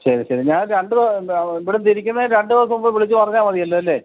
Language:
Malayalam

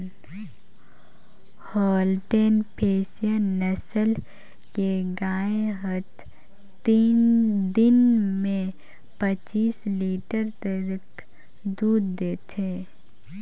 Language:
Chhattisgarhi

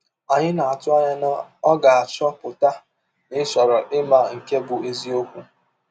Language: Igbo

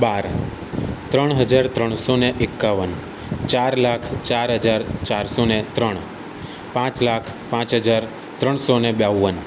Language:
Gujarati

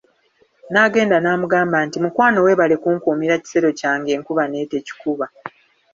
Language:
Ganda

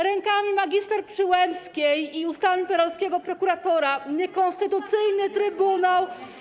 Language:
Polish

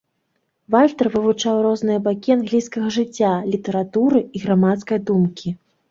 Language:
Belarusian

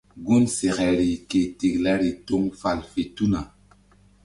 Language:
Mbum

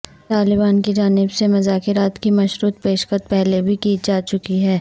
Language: Urdu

